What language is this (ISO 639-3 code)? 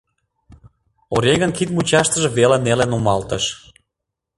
chm